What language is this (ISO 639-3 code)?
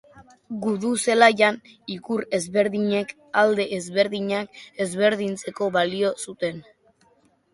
eus